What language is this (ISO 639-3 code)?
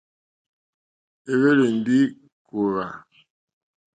bri